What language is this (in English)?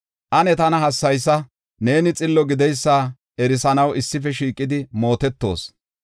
Gofa